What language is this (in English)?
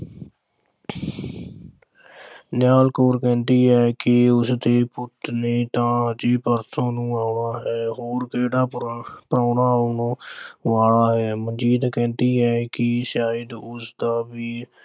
Punjabi